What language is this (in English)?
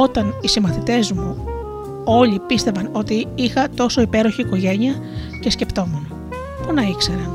Greek